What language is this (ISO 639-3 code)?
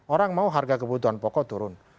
ind